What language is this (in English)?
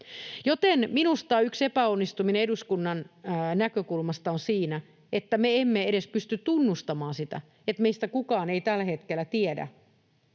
Finnish